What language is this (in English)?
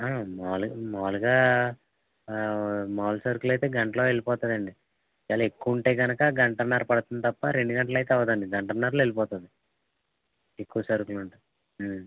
Telugu